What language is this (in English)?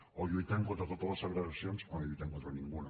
Catalan